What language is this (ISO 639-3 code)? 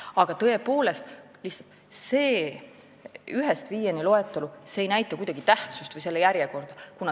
est